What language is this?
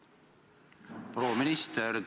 Estonian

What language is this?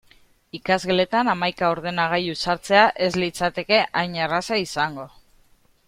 Basque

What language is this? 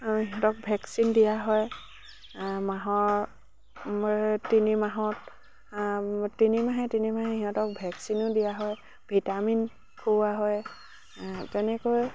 Assamese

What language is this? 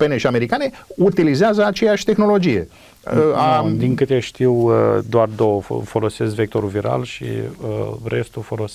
Romanian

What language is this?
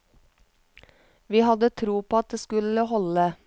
Norwegian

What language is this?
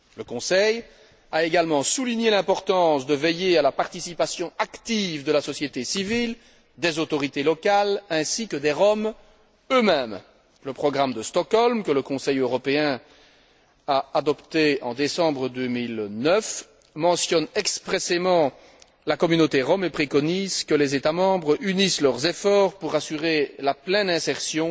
French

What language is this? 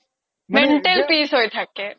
Assamese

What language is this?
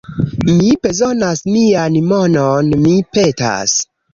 Esperanto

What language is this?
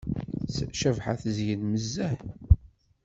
Kabyle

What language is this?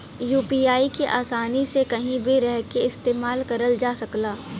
Bhojpuri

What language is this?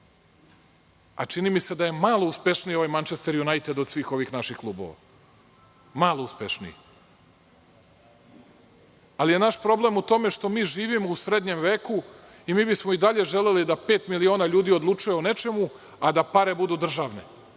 Serbian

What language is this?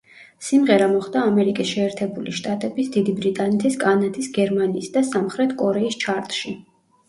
Georgian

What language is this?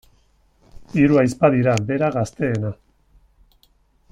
Basque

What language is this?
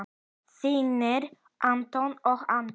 Icelandic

